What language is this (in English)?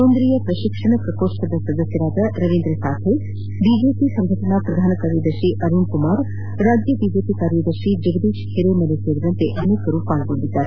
Kannada